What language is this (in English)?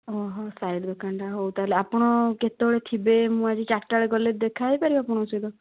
Odia